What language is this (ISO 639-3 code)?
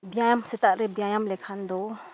sat